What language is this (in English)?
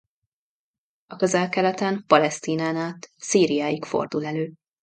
Hungarian